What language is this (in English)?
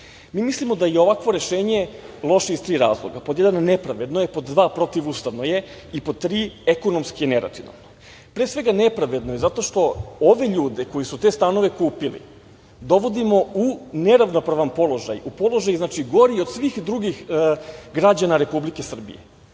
Serbian